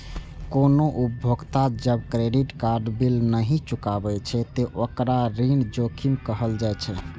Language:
Maithili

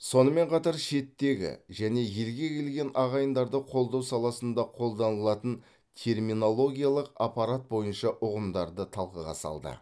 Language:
Kazakh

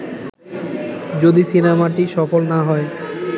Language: Bangla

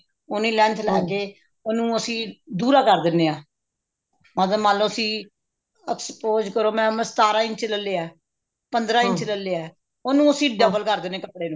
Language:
Punjabi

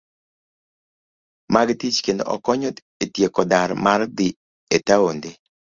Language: Luo (Kenya and Tanzania)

